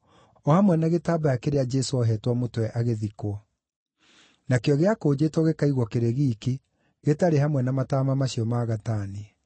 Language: Kikuyu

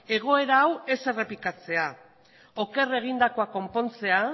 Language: Basque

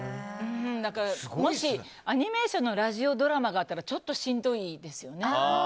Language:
Japanese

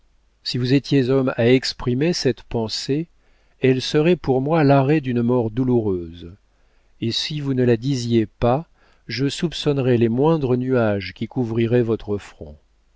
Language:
French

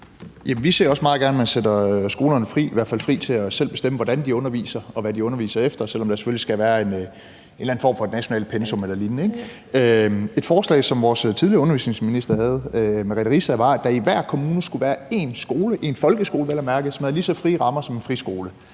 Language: Danish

